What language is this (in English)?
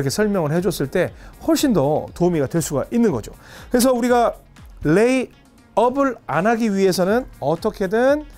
Korean